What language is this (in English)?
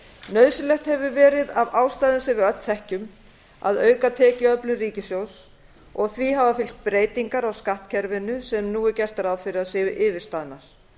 Icelandic